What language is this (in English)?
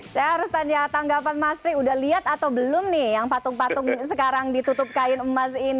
Indonesian